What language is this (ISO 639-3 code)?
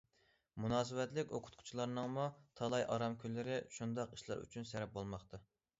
uig